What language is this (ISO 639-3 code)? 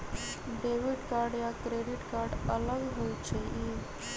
mag